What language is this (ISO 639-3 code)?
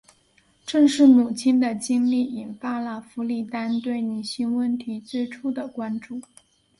zho